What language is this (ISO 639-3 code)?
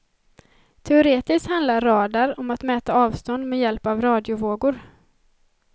swe